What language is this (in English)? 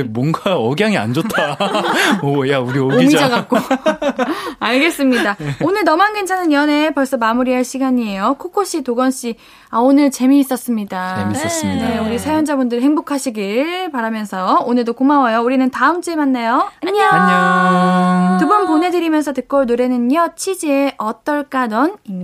Korean